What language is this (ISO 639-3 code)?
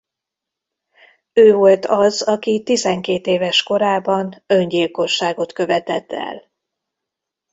hun